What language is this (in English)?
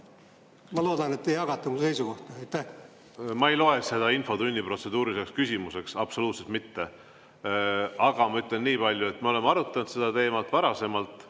Estonian